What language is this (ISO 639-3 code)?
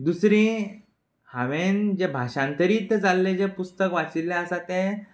kok